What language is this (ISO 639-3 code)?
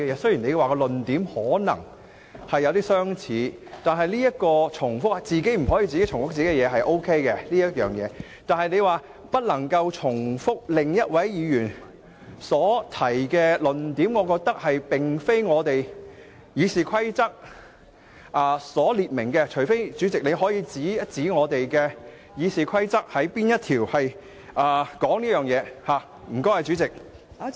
yue